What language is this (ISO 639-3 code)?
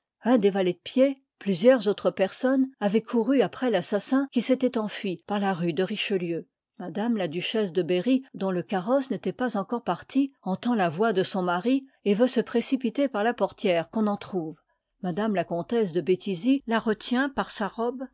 fra